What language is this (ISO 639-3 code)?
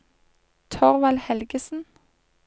nor